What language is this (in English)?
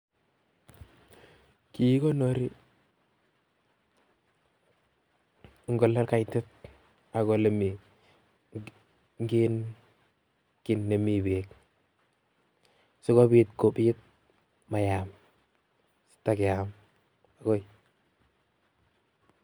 Kalenjin